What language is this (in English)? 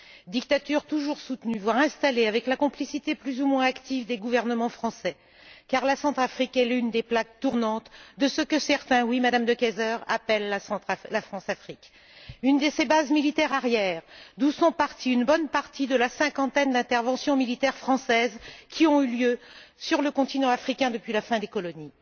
French